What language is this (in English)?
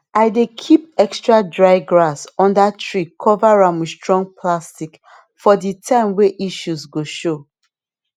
Nigerian Pidgin